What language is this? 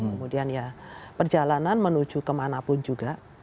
Indonesian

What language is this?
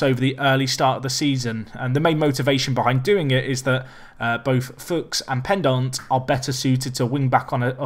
English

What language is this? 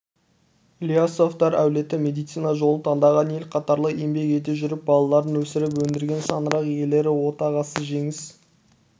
Kazakh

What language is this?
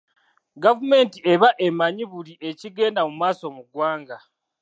Ganda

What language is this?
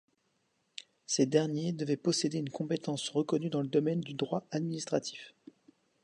French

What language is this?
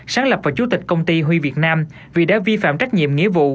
Vietnamese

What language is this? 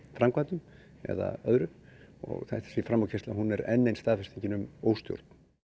Icelandic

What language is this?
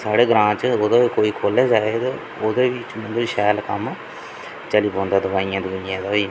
Dogri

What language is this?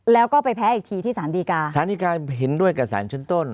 Thai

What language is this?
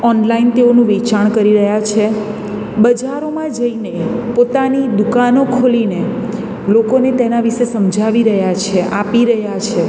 Gujarati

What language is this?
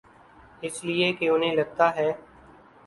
Urdu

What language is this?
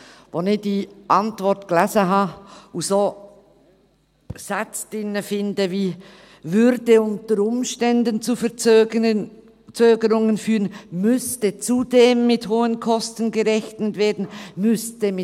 Swiss German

